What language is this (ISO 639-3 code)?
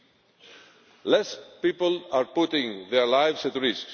eng